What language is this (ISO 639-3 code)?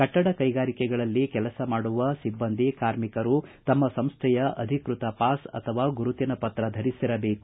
kan